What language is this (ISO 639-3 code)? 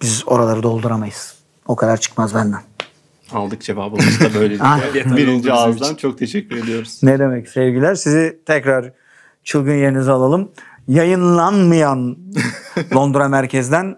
tur